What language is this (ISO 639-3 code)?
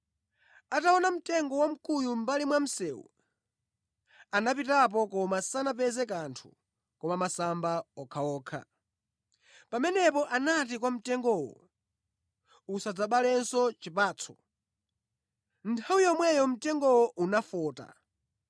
nya